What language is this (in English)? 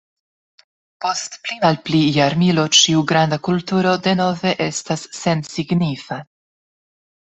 Esperanto